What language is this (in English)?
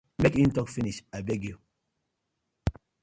Nigerian Pidgin